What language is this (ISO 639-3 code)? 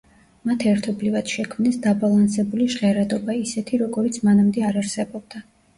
kat